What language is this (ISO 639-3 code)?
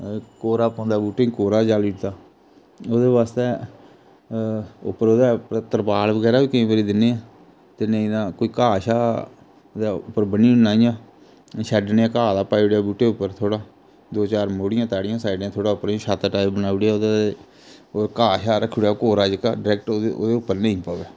doi